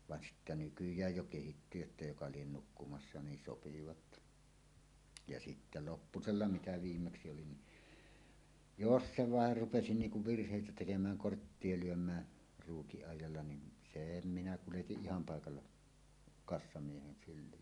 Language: Finnish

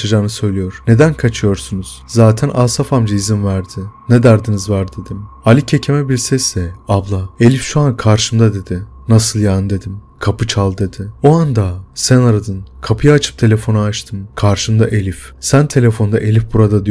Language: Turkish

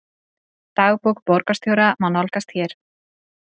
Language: Icelandic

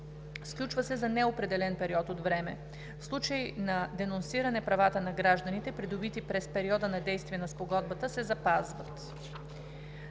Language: Bulgarian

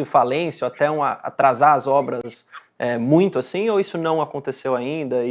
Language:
Portuguese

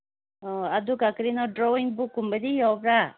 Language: Manipuri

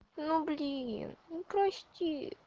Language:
Russian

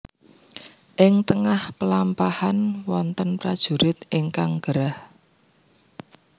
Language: Javanese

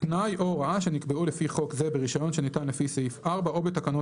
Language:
Hebrew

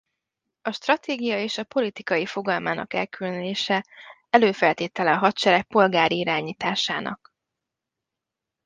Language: Hungarian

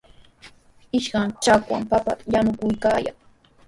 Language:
Sihuas Ancash Quechua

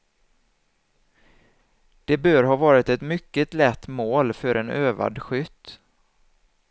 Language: Swedish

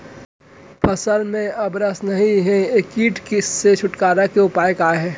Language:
Chhattisgarhi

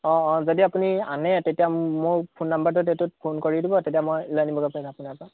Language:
Assamese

